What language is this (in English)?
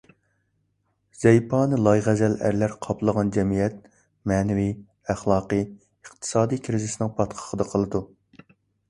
Uyghur